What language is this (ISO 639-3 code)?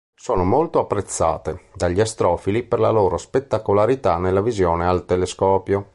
ita